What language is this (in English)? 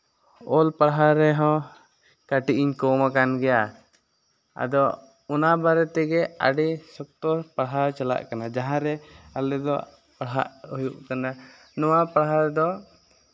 Santali